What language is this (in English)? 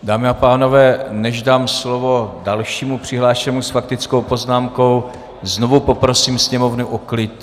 Czech